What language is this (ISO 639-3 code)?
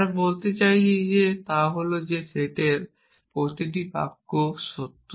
ben